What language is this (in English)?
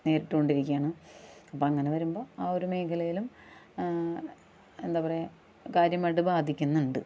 Malayalam